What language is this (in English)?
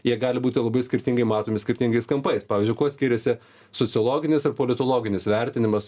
Lithuanian